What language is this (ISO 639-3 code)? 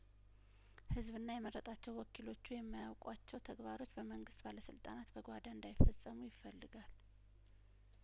amh